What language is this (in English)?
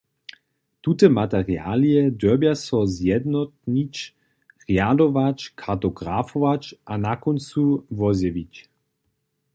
Upper Sorbian